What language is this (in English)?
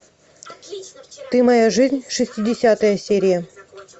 Russian